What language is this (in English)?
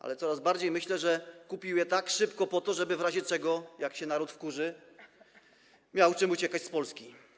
Polish